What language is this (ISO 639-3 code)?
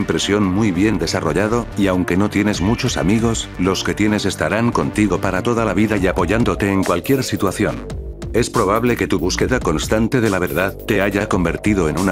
spa